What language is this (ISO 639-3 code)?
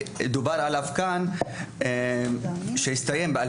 heb